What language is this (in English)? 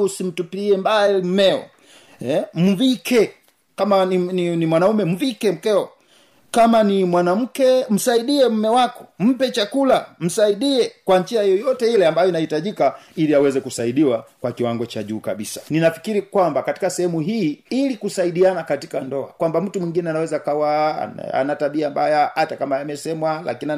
Swahili